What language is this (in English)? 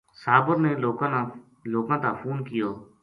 Gujari